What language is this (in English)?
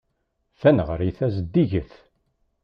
Kabyle